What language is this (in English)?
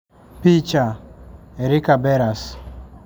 Luo (Kenya and Tanzania)